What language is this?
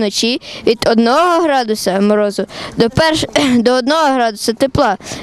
Ukrainian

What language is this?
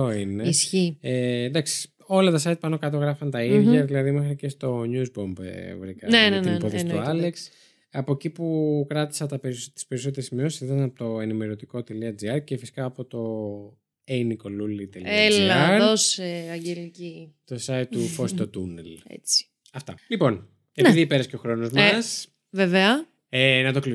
Greek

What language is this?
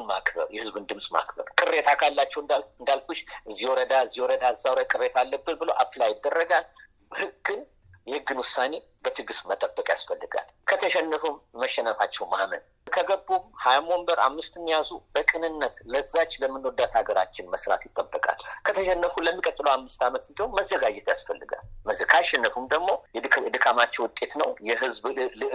Amharic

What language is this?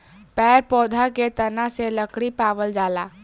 Bhojpuri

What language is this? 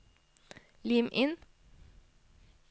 Norwegian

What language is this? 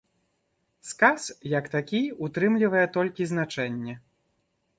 Belarusian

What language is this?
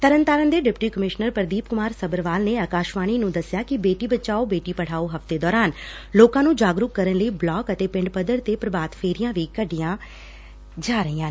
Punjabi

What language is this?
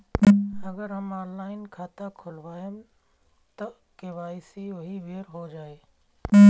Bhojpuri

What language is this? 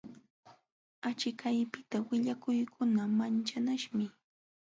Jauja Wanca Quechua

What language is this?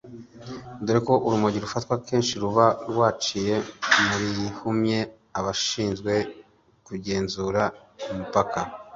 Kinyarwanda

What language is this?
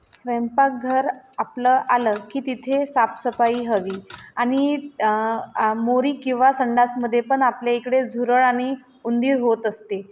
Marathi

